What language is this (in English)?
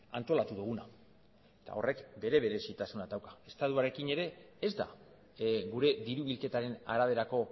Basque